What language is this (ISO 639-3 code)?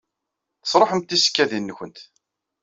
kab